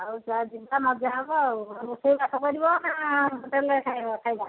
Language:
Odia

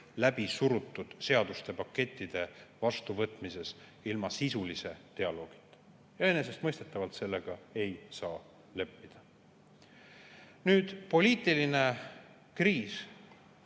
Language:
Estonian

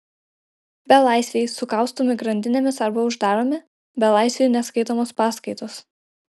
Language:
Lithuanian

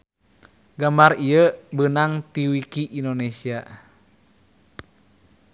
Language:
Sundanese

